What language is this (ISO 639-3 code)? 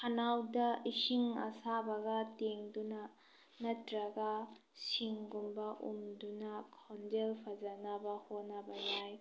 mni